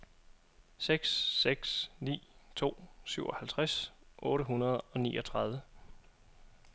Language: Danish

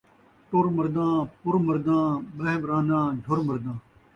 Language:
Saraiki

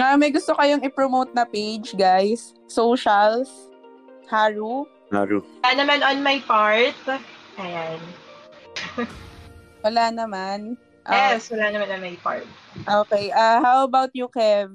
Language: Filipino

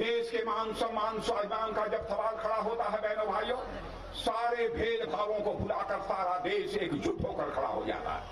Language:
Hindi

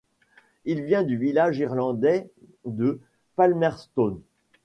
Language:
French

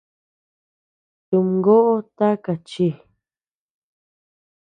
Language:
Tepeuxila Cuicatec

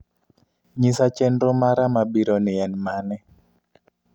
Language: Luo (Kenya and Tanzania)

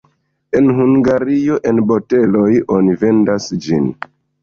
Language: Esperanto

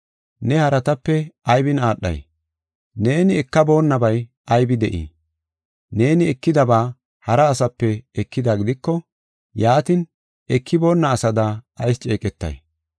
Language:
Gofa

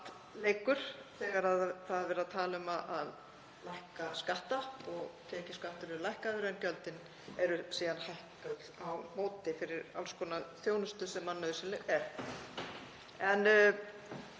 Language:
Icelandic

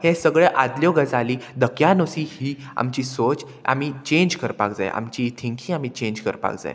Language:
Konkani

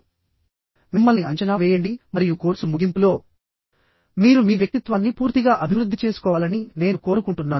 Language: Telugu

